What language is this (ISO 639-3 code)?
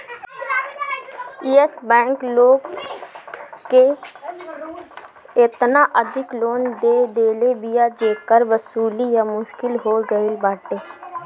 bho